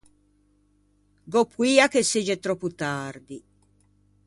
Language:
Ligurian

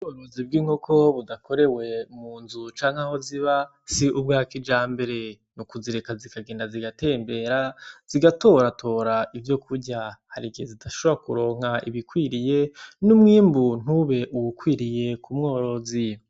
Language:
Rundi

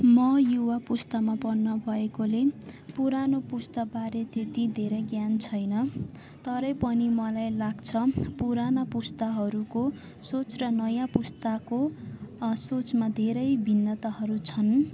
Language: Nepali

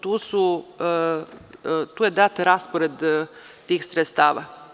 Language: Serbian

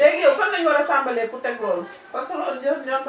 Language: Wolof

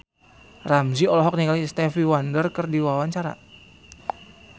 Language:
Sundanese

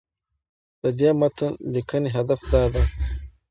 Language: Pashto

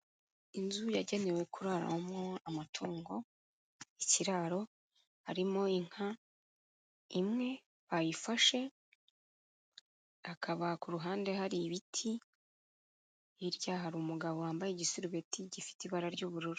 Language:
Kinyarwanda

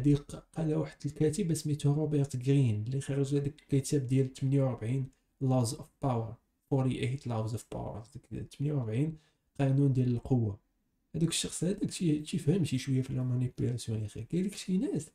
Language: Arabic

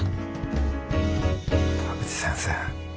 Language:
Japanese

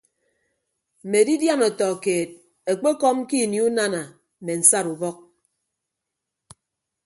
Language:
Ibibio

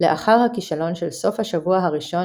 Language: Hebrew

